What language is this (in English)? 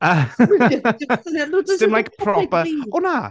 Welsh